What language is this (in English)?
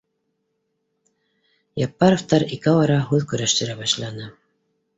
Bashkir